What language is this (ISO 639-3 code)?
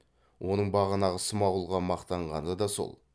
kaz